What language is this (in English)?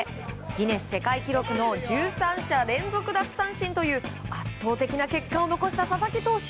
Japanese